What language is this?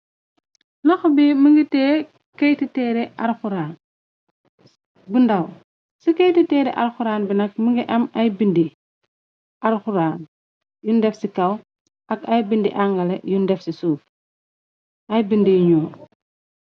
Wolof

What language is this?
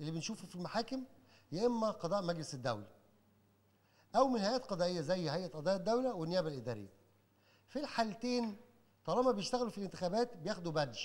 Arabic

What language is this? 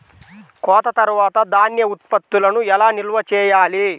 Telugu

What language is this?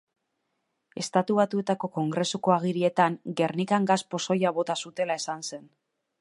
Basque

